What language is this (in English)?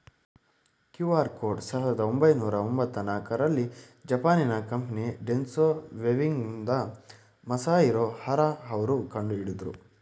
Kannada